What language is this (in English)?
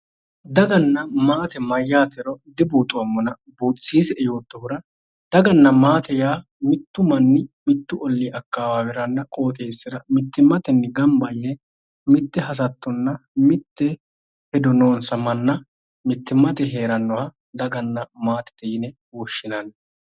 Sidamo